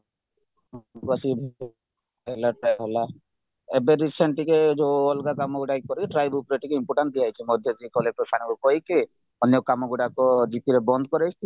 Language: Odia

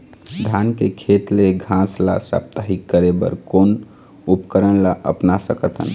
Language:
Chhattisgarhi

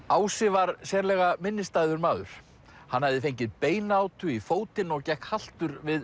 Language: Icelandic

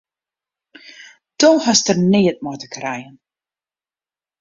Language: Western Frisian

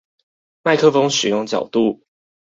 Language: Chinese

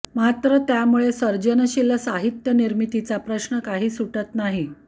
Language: Marathi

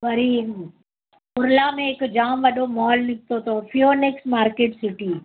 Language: Sindhi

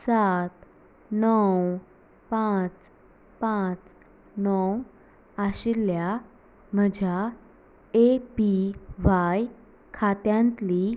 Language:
Konkani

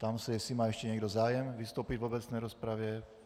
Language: Czech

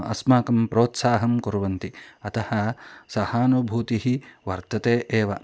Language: Sanskrit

